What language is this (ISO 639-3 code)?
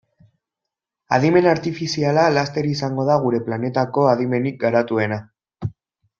eus